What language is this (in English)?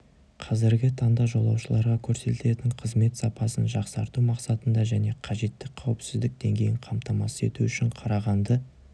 Kazakh